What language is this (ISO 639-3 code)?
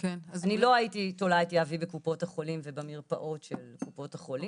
heb